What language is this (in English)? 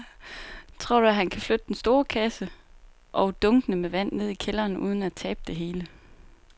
Danish